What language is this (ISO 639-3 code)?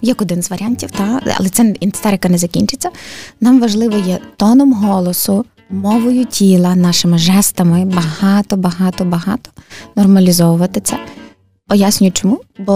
ukr